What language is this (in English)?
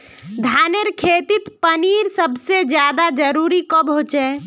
Magahi